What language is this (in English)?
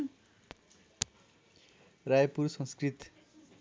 Nepali